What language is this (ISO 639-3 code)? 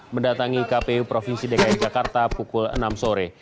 ind